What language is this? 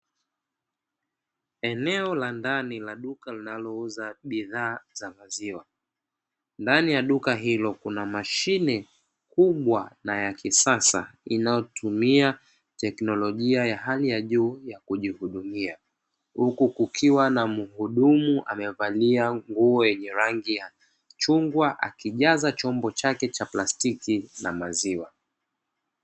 Swahili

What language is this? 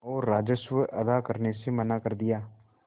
Hindi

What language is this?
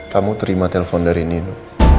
Indonesian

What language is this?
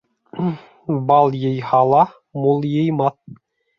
Bashkir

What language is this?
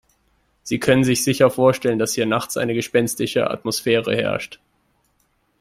German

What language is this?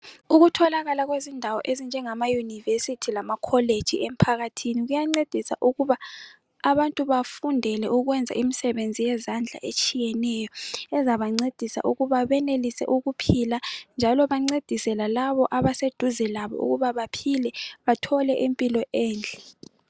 North Ndebele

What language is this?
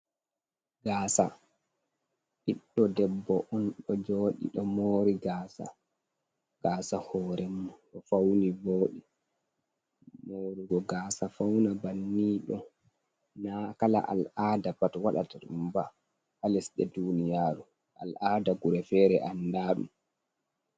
Fula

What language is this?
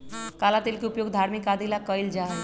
Magahi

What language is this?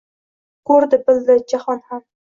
Uzbek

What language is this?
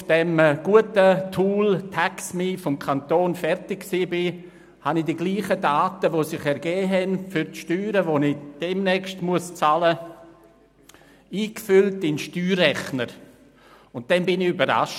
Swiss German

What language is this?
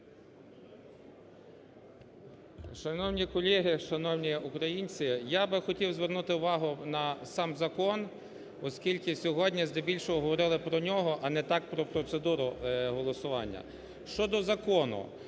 Ukrainian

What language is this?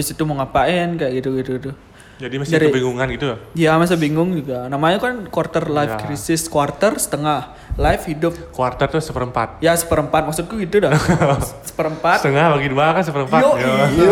Indonesian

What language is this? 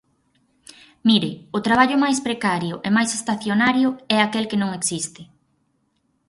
Galician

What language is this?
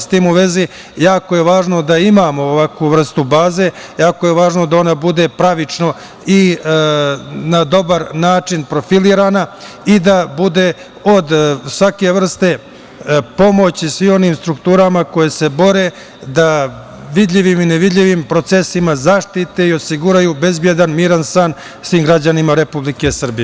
Serbian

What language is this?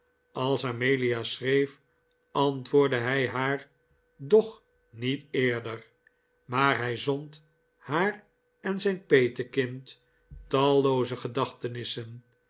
Dutch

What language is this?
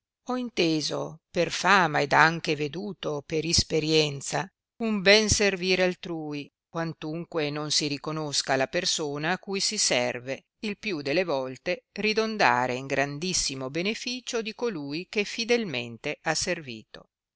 Italian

